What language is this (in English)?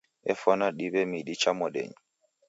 Taita